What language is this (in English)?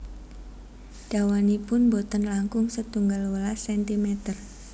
Javanese